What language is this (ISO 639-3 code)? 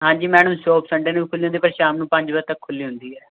pan